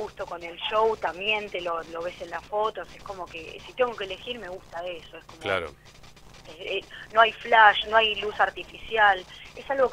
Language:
Spanish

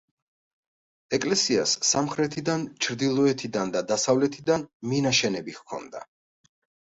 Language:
Georgian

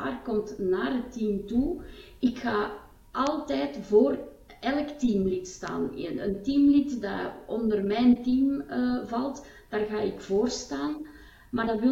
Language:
Dutch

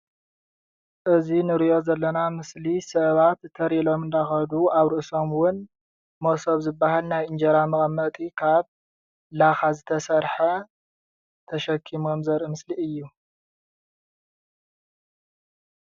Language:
Tigrinya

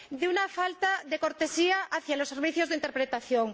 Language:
Spanish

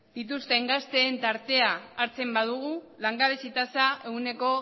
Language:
Basque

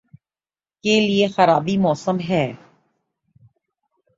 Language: Urdu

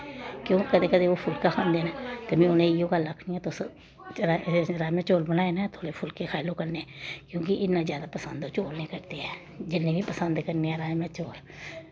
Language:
Dogri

